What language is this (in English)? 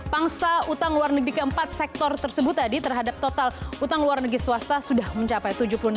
Indonesian